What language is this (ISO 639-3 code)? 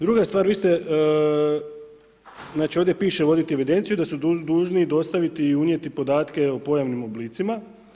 hrv